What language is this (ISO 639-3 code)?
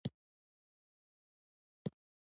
pus